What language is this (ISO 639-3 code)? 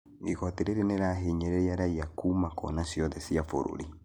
kik